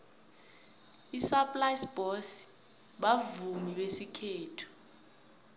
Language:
South Ndebele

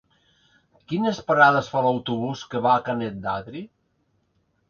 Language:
Catalan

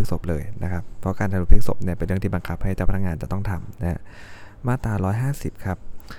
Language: Thai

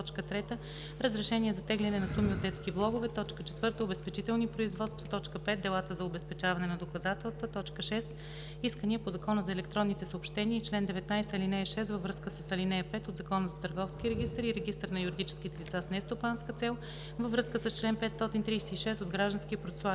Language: Bulgarian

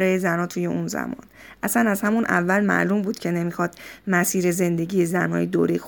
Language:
Persian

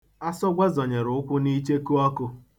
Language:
Igbo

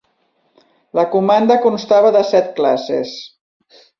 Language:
Catalan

